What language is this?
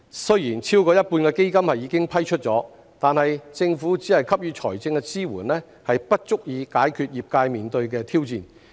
Cantonese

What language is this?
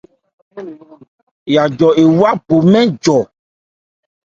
Ebrié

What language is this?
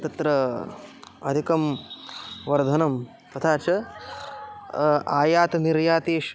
Sanskrit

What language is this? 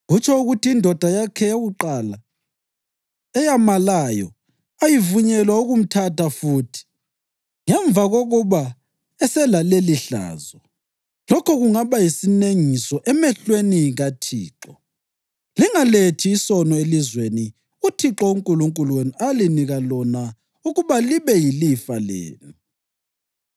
North Ndebele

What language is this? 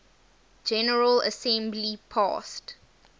English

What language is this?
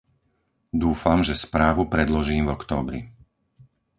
Slovak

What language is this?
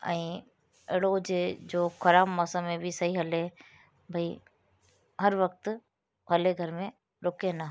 Sindhi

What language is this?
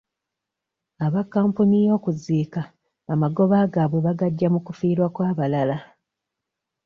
Ganda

